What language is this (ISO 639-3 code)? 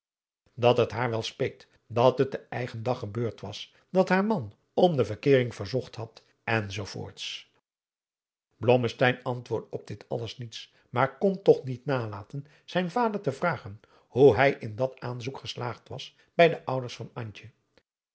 nld